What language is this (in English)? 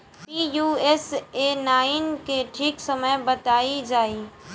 Bhojpuri